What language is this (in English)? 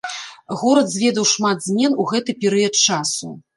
Belarusian